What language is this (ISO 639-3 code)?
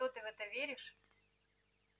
rus